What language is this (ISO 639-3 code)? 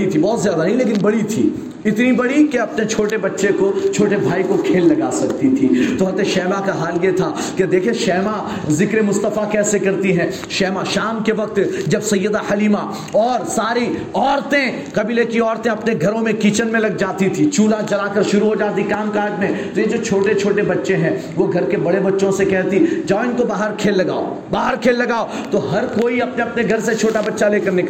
urd